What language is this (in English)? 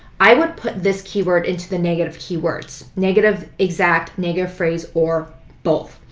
English